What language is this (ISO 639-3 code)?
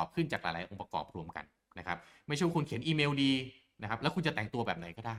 tha